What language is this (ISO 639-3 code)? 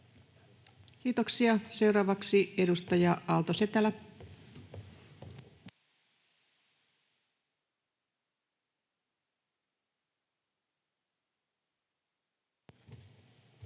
fin